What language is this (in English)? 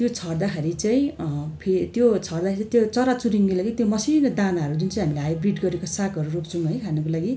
Nepali